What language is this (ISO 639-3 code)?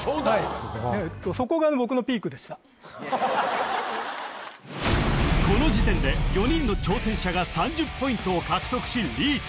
jpn